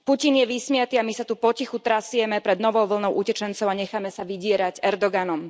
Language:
Slovak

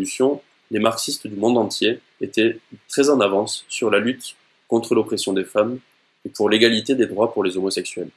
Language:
French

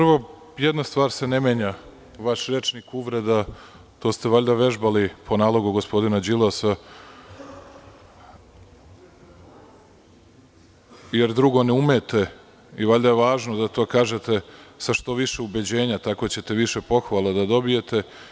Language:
Serbian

